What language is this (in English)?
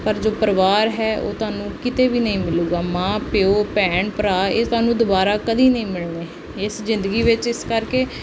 Punjabi